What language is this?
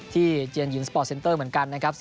Thai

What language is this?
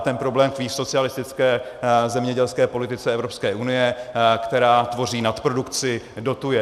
Czech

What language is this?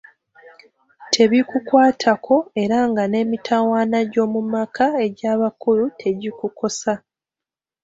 Ganda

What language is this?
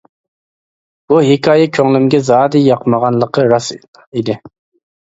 Uyghur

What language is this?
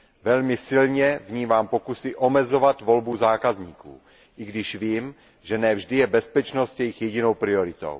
Czech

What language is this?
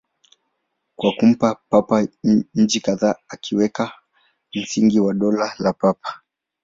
Swahili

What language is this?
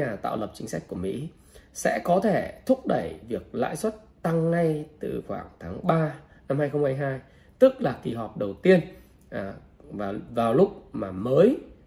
Vietnamese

